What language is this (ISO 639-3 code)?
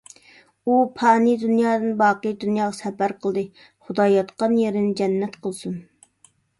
uig